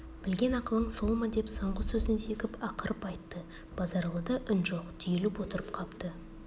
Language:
Kazakh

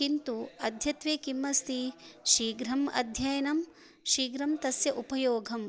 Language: Sanskrit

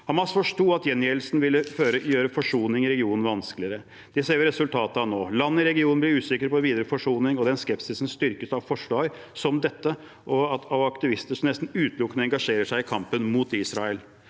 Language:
Norwegian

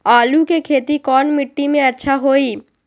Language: Magahi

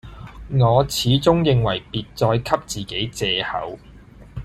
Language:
Cantonese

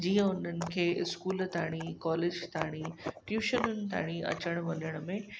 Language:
Sindhi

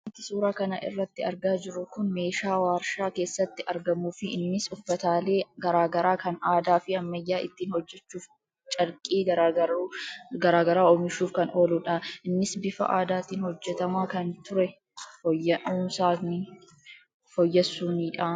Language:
Oromo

